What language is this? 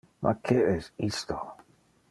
Interlingua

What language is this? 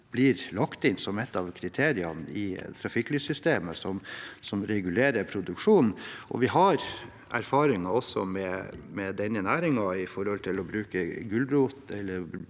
Norwegian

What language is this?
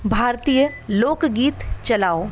Hindi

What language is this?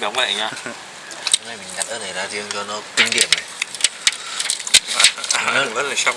Vietnamese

